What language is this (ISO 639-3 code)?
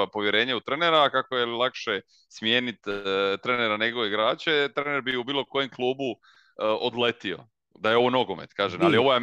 hrv